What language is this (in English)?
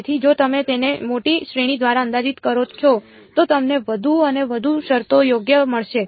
Gujarati